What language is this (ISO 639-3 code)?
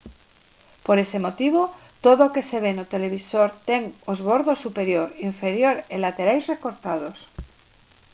glg